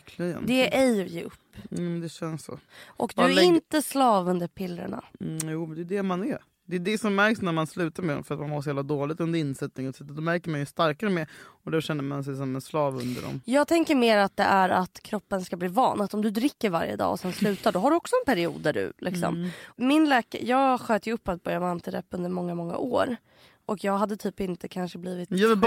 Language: Swedish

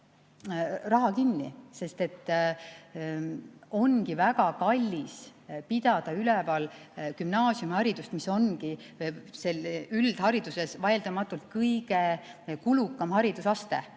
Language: Estonian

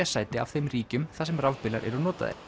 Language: Icelandic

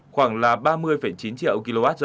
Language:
Vietnamese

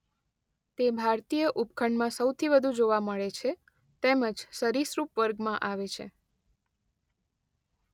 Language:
Gujarati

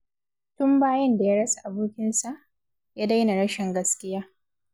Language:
Hausa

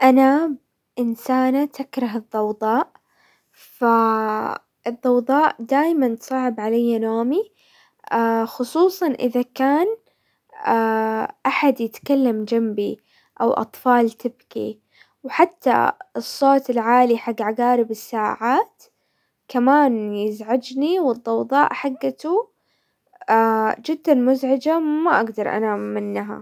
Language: Hijazi Arabic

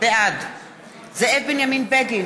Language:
Hebrew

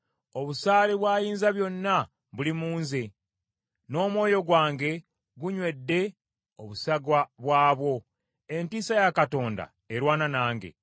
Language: Ganda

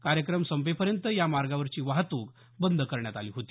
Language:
Marathi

